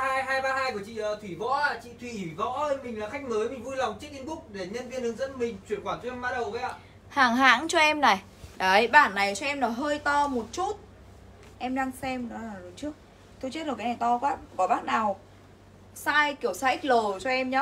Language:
Vietnamese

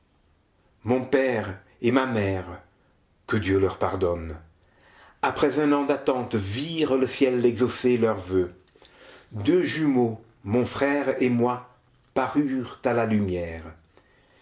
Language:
French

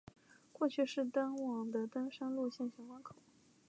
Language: Chinese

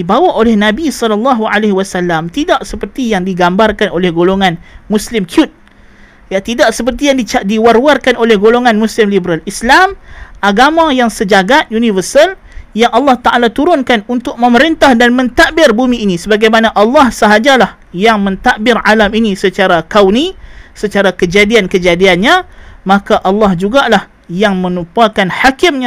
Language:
Malay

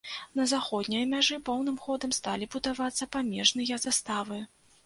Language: Belarusian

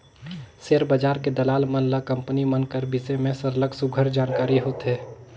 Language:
Chhattisgarhi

